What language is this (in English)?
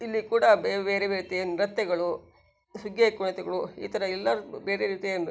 Kannada